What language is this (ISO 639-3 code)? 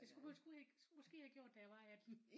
dan